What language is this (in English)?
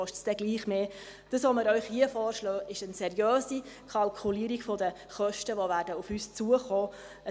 Swiss German